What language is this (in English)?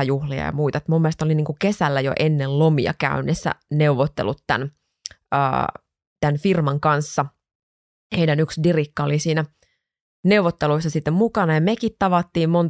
Finnish